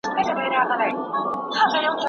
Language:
Pashto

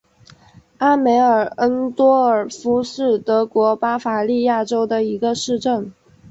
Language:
Chinese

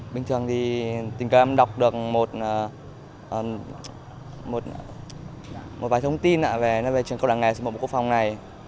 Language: Vietnamese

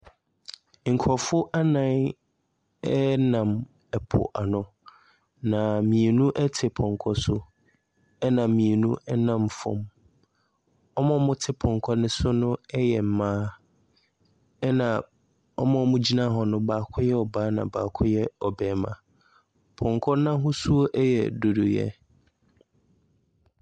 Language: Akan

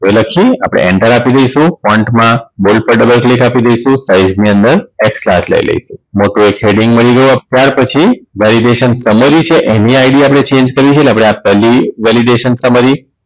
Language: Gujarati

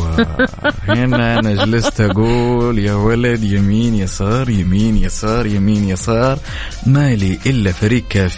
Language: Arabic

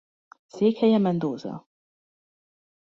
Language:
Hungarian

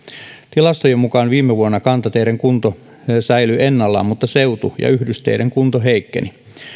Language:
Finnish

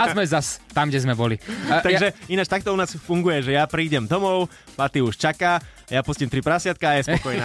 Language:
Slovak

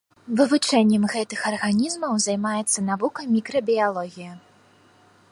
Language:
Belarusian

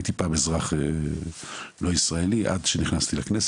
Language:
Hebrew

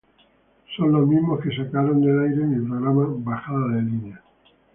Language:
Spanish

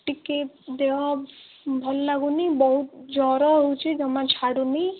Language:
Odia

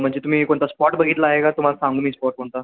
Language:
Marathi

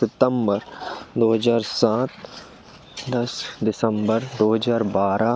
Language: Hindi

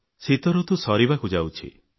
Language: Odia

